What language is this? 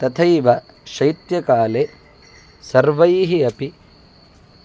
Sanskrit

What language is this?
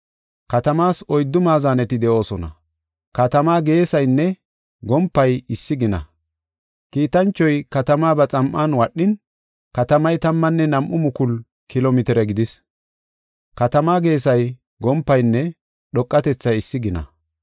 Gofa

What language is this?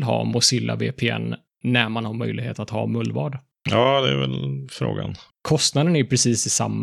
Swedish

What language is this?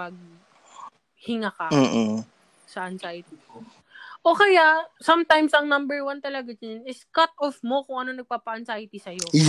Filipino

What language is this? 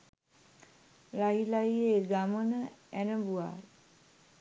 Sinhala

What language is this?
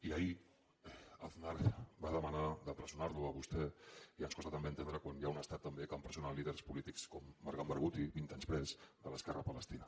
Catalan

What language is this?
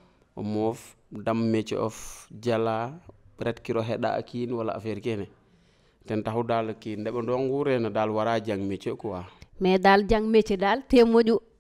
French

